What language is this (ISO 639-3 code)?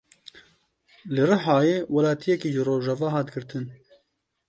kur